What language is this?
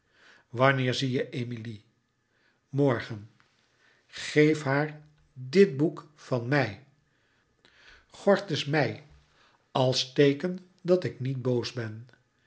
Dutch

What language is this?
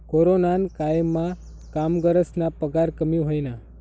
Marathi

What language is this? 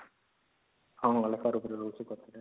Odia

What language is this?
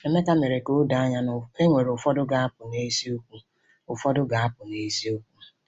Igbo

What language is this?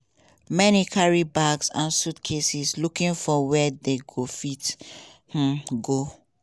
Nigerian Pidgin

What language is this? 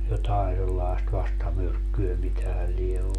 Finnish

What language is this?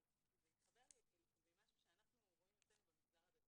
Hebrew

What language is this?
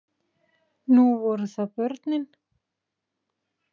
Icelandic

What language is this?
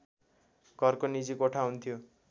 Nepali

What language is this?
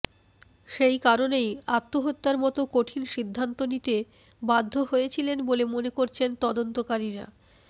Bangla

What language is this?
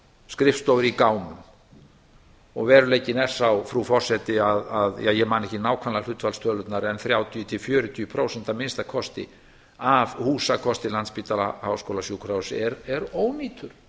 Icelandic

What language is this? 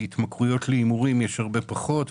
Hebrew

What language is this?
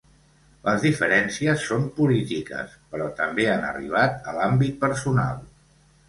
Catalan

